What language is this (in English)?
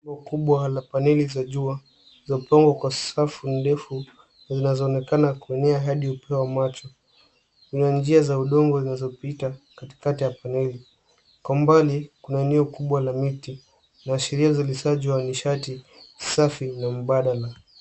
Swahili